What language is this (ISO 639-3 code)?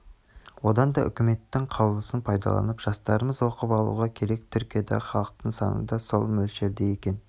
kaz